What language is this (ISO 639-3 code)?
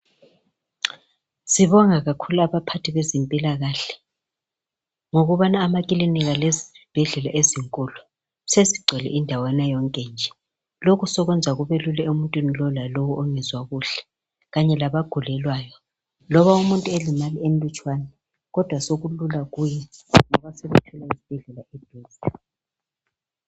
nde